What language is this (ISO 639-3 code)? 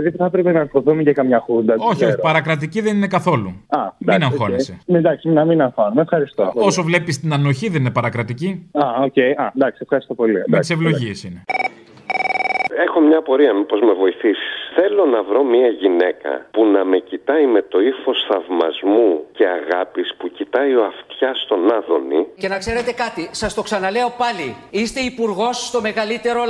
ell